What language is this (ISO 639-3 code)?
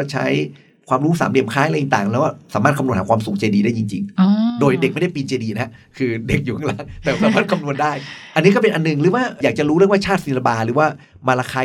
tha